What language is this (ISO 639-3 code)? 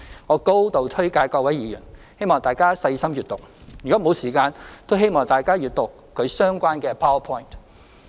yue